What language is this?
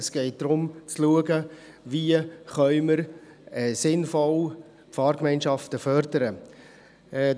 Swiss German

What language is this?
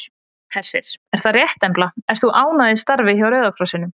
Icelandic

